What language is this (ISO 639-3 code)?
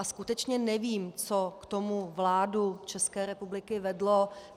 ces